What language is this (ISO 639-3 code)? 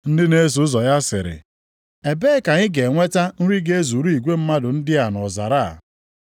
ibo